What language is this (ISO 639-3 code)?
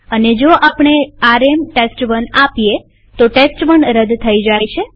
guj